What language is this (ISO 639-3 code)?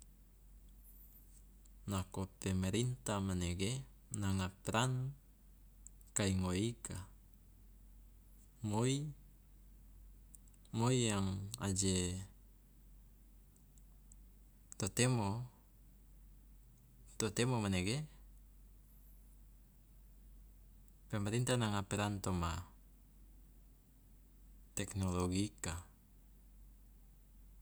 loa